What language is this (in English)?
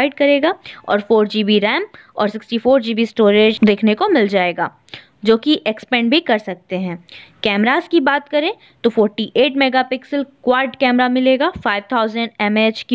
Hindi